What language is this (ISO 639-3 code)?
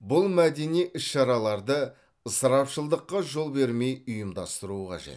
kaz